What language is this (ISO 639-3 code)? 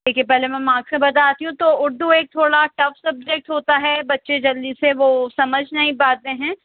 urd